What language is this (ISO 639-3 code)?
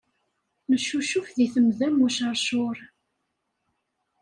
kab